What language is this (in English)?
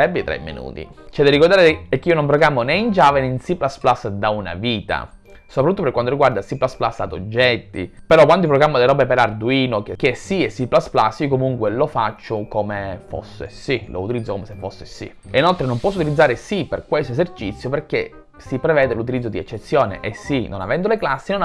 Italian